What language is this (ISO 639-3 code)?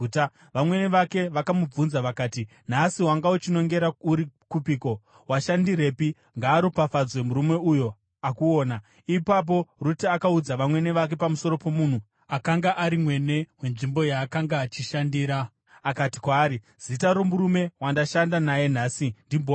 sna